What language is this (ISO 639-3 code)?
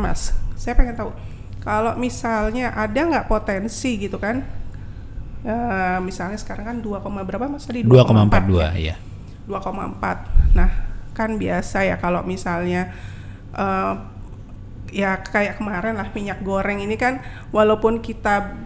ind